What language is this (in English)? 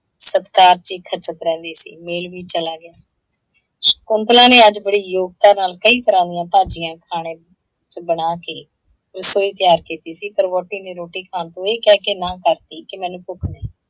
Punjabi